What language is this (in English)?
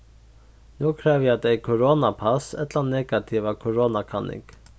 Faroese